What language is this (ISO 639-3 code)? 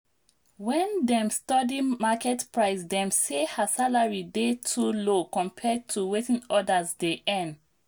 pcm